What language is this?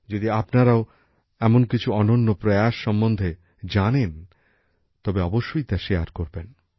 Bangla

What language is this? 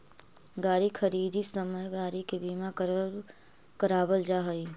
Magahi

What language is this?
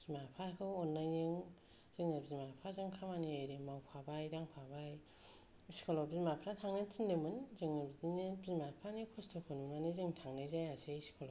Bodo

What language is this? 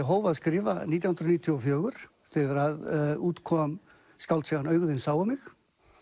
Icelandic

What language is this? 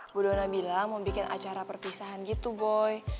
Indonesian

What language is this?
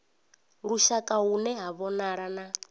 Venda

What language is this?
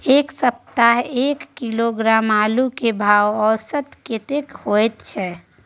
Maithili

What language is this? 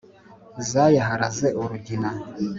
Kinyarwanda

